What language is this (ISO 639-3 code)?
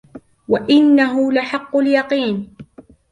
ara